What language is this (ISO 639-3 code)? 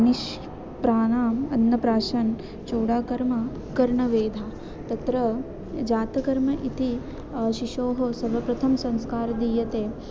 san